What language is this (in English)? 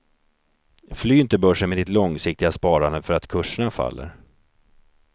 Swedish